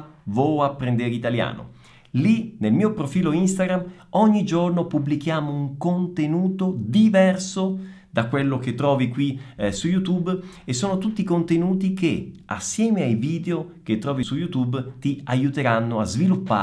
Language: Italian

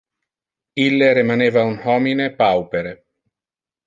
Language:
Interlingua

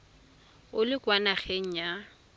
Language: Tswana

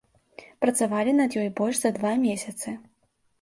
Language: Belarusian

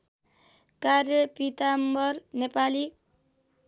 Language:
Nepali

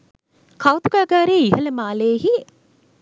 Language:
Sinhala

